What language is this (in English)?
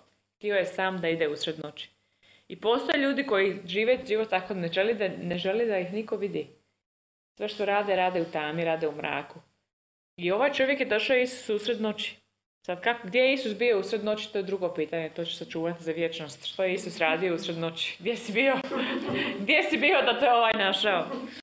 Croatian